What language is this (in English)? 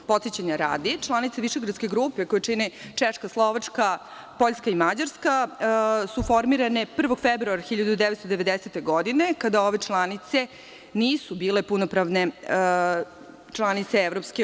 Serbian